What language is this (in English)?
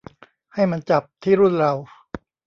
Thai